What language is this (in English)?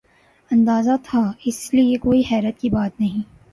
Urdu